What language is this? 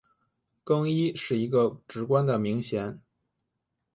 Chinese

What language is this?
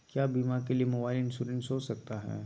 Magahi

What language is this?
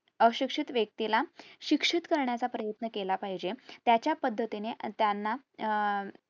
Marathi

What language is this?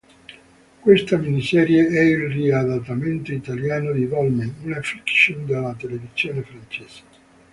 Italian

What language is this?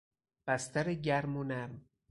Persian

